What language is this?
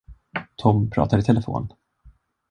Swedish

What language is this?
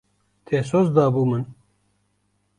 Kurdish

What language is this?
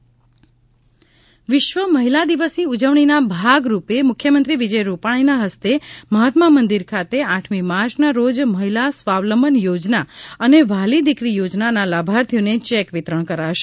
Gujarati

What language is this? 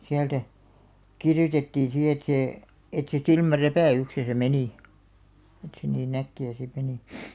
Finnish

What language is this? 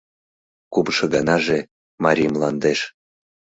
Mari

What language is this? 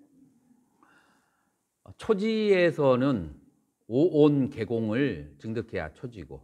Korean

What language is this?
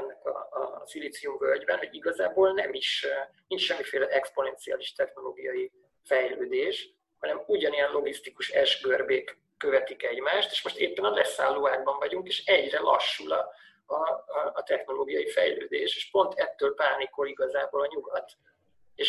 Hungarian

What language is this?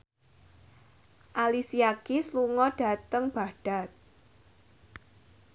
Javanese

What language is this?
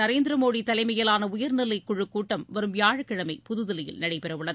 Tamil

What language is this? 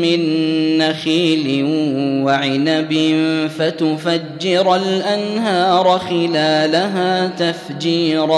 Arabic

